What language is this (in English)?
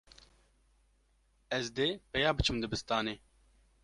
Kurdish